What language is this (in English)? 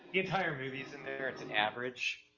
English